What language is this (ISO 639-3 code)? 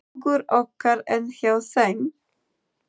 isl